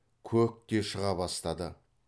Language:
Kazakh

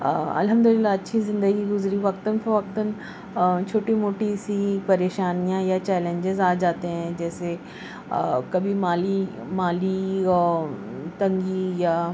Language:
Urdu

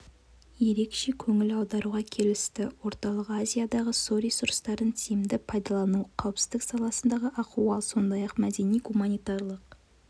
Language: Kazakh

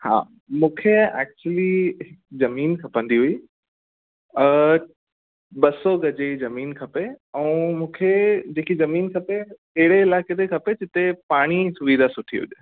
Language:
Sindhi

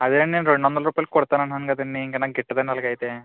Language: Telugu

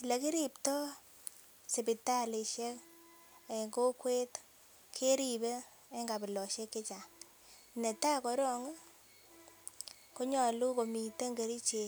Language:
Kalenjin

